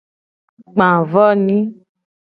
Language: Gen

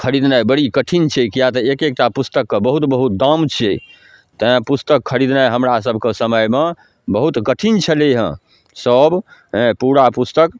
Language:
Maithili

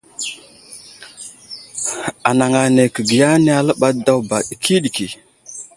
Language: Wuzlam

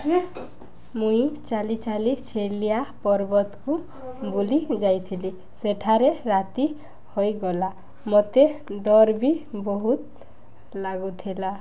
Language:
Odia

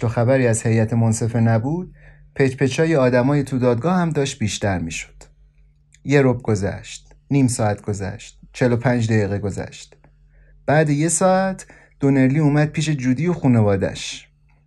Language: Persian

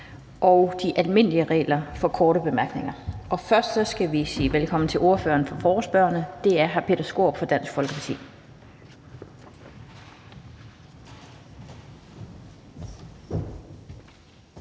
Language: Danish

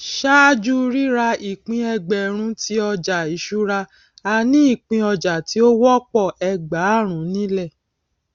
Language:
Yoruba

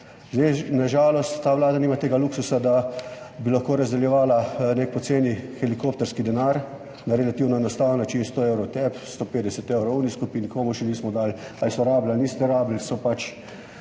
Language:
Slovenian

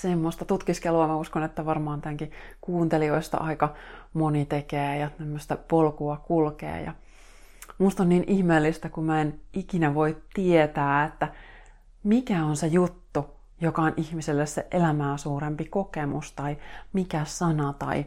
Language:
Finnish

